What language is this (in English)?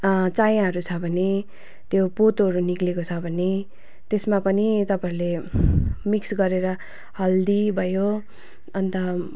Nepali